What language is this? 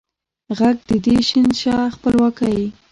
Pashto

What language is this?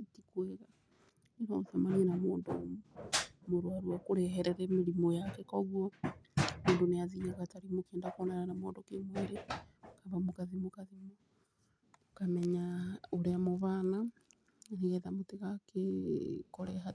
Kikuyu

